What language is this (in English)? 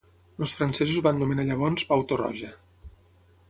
Catalan